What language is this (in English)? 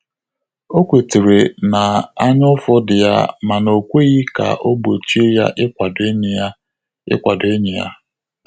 Igbo